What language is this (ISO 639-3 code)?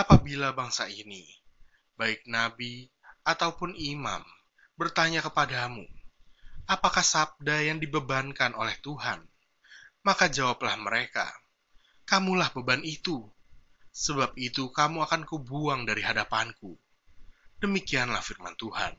ind